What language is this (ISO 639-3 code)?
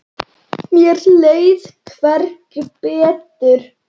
isl